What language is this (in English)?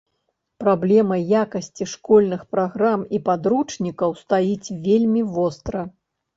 Belarusian